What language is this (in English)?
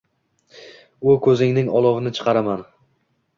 Uzbek